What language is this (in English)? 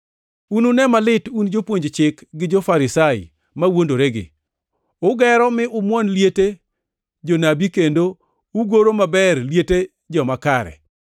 Luo (Kenya and Tanzania)